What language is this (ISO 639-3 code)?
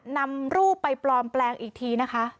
tha